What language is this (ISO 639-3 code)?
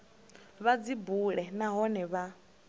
ven